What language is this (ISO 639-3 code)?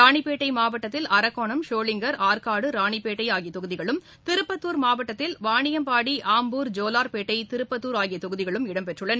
tam